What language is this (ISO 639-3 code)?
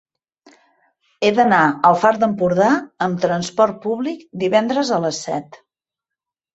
cat